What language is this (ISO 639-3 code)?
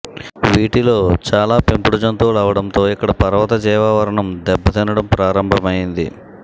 tel